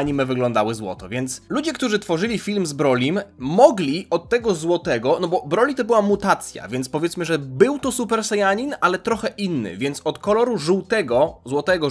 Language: Polish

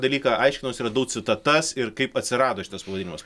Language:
Lithuanian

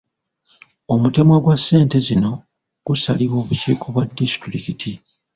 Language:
Ganda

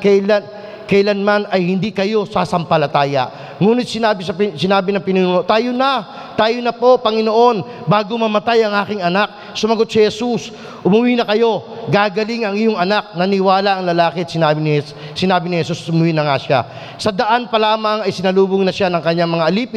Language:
Filipino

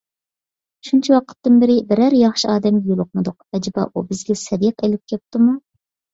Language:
Uyghur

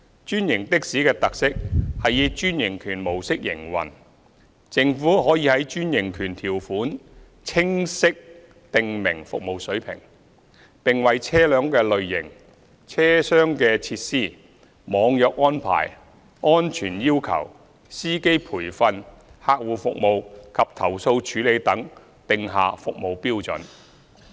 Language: Cantonese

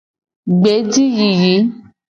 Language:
Gen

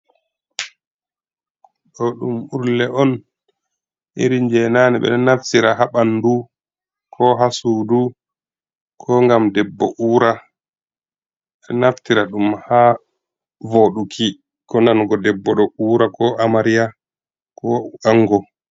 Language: Fula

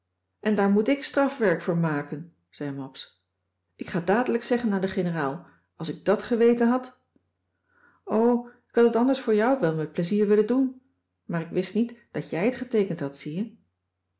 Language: Dutch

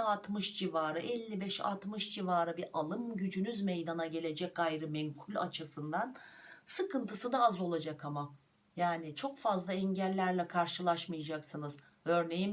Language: Turkish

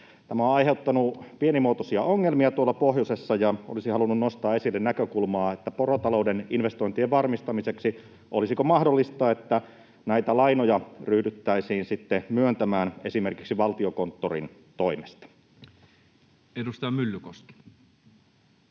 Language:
Finnish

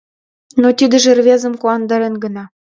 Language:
Mari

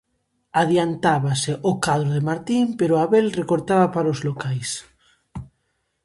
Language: Galician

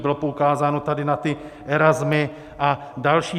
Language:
Czech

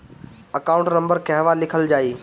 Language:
Bhojpuri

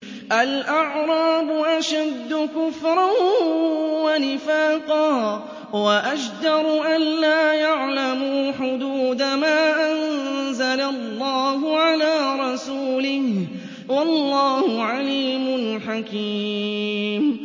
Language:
Arabic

